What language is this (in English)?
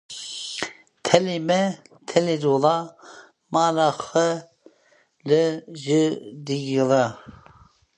Kurdish